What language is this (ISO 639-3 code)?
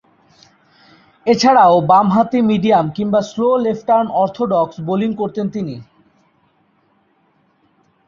ben